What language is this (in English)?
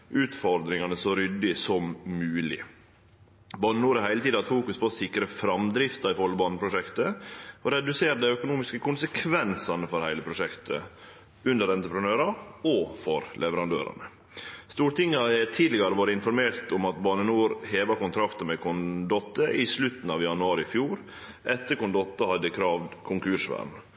Norwegian Nynorsk